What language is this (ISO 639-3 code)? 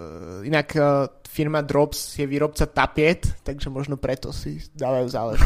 slk